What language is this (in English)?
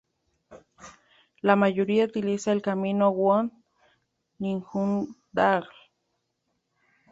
Spanish